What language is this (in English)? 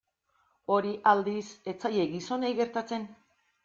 Basque